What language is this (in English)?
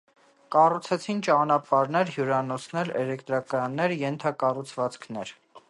Armenian